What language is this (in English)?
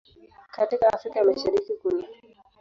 Swahili